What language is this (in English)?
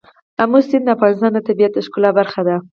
Pashto